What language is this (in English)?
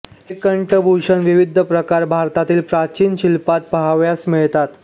Marathi